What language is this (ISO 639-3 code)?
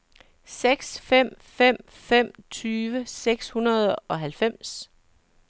dan